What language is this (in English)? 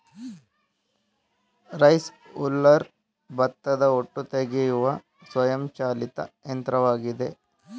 Kannada